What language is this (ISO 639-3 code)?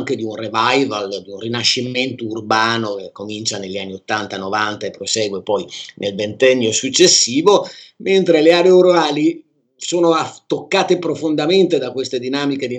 ita